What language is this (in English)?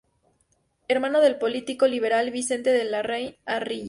Spanish